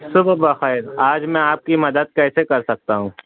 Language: Urdu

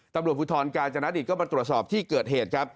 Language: Thai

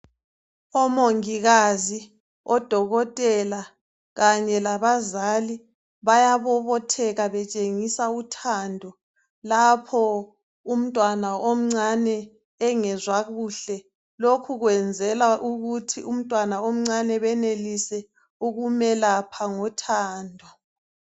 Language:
North Ndebele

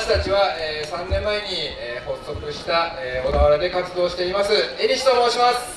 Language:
Japanese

